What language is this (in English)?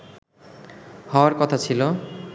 Bangla